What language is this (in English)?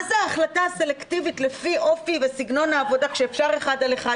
Hebrew